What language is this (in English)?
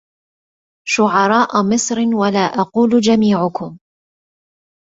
Arabic